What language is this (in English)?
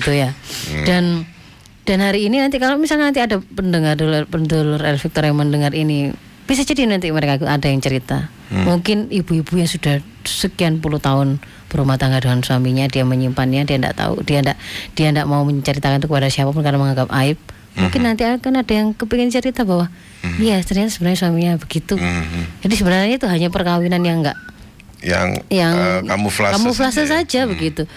Indonesian